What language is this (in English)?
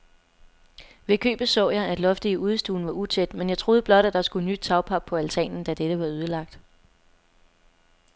Danish